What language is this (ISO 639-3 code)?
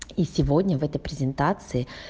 rus